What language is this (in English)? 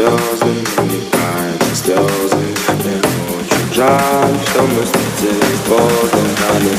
Romanian